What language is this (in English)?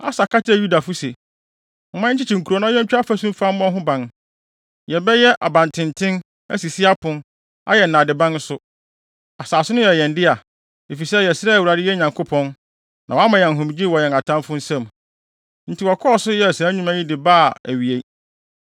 Akan